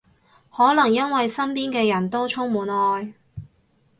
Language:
Cantonese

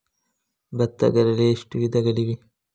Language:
Kannada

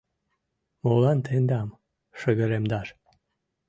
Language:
Mari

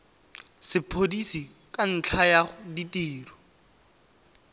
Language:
Tswana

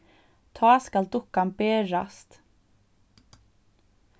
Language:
Faroese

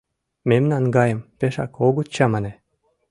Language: Mari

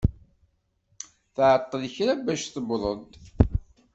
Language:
Kabyle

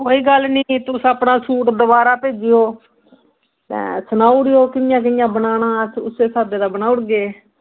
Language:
Dogri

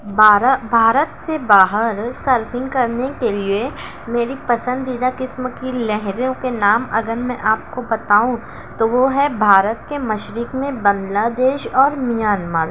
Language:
Urdu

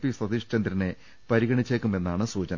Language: Malayalam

